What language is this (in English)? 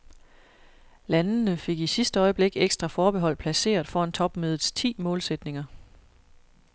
Danish